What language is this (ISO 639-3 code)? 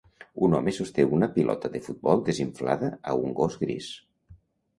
cat